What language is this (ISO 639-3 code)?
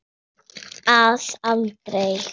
isl